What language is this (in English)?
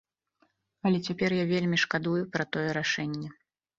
Belarusian